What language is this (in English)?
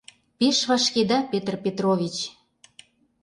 Mari